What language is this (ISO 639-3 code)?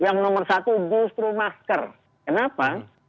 ind